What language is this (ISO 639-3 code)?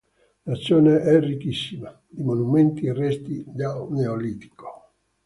ita